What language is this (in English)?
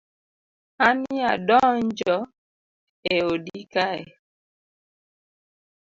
Luo (Kenya and Tanzania)